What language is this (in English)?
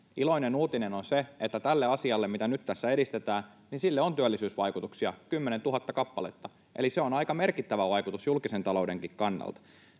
Finnish